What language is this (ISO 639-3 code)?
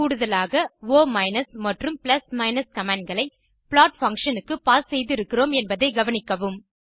tam